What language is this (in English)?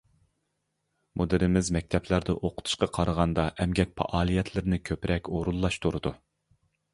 Uyghur